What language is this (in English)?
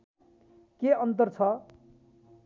Nepali